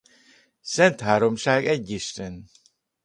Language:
Hungarian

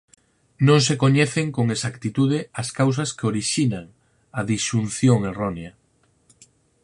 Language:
Galician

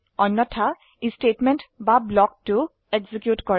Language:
Assamese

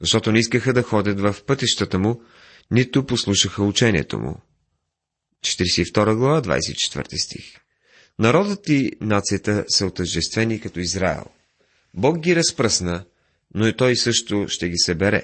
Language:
Bulgarian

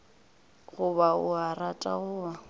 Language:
Northern Sotho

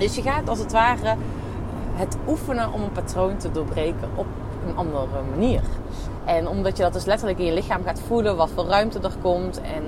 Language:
Dutch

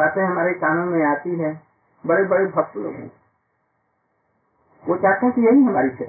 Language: Hindi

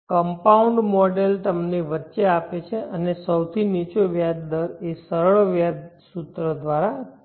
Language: Gujarati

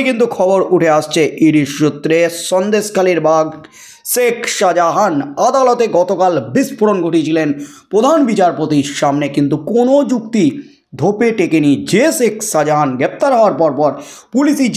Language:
Bangla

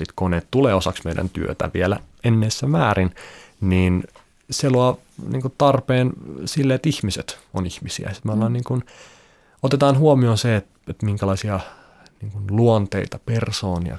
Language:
Finnish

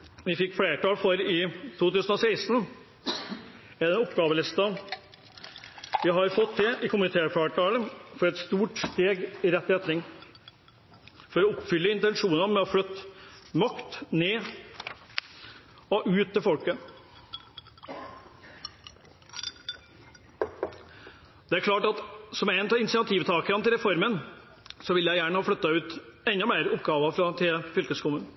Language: Norwegian Bokmål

